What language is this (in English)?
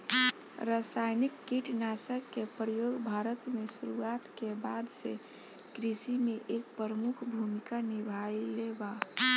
Bhojpuri